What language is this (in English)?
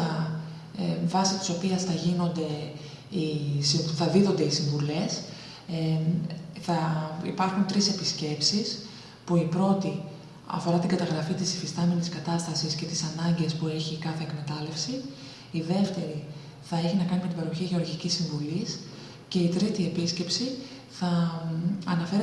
Greek